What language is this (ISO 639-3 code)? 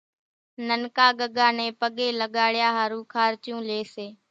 gjk